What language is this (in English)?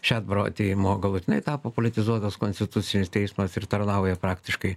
Lithuanian